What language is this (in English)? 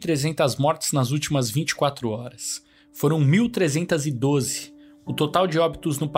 Portuguese